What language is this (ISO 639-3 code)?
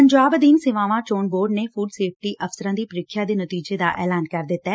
pan